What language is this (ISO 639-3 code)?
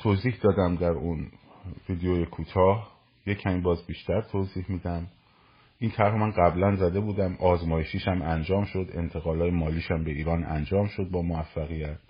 fas